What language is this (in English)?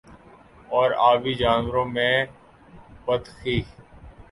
Urdu